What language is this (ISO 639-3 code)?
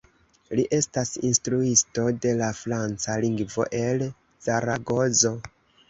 epo